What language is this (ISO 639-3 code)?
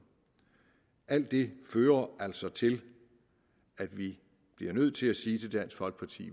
dan